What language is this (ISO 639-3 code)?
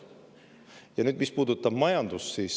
est